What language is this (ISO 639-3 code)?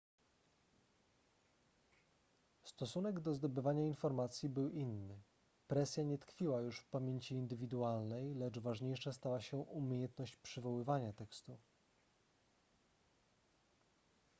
pol